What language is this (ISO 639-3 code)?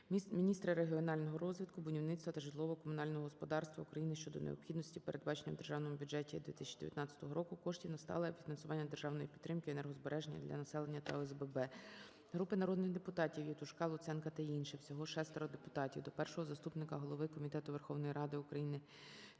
ukr